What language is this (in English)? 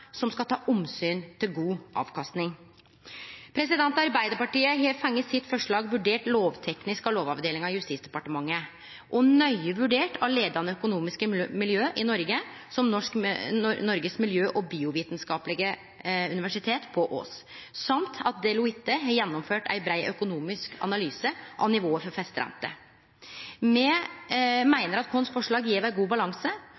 Norwegian Nynorsk